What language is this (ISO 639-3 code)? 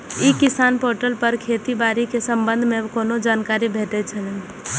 mai